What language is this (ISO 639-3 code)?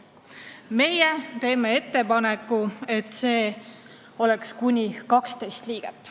est